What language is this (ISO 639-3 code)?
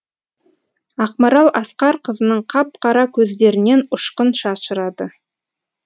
kaz